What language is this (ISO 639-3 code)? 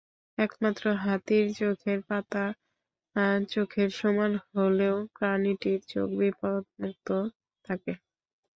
ben